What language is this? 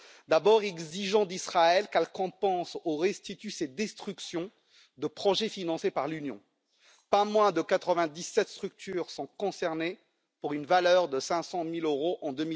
French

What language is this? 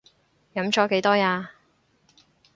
Cantonese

